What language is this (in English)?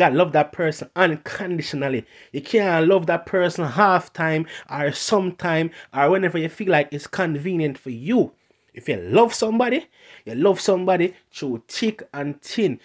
English